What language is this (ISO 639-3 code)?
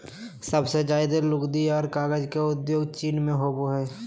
mag